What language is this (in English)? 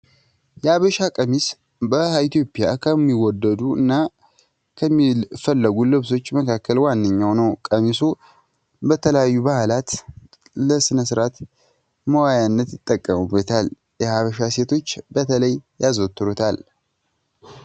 Amharic